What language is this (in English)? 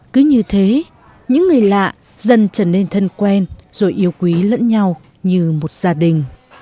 Vietnamese